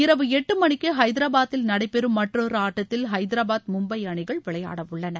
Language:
Tamil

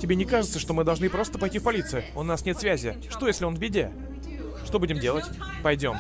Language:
Russian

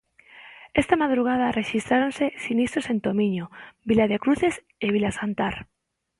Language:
Galician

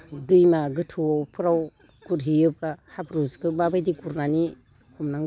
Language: Bodo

